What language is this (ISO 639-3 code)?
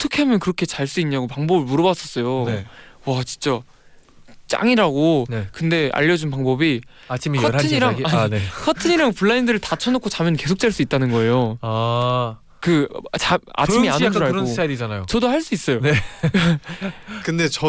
kor